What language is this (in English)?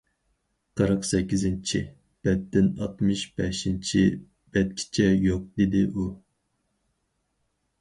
Uyghur